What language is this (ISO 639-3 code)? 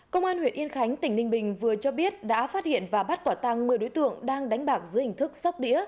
vie